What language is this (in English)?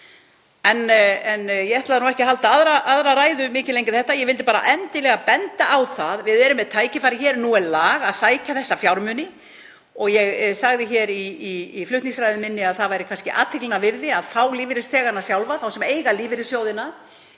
Icelandic